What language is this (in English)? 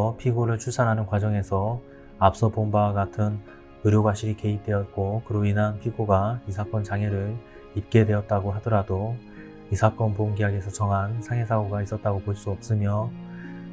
Korean